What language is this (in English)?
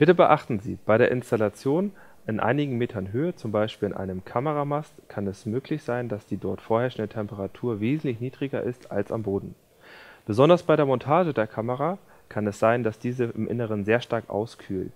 German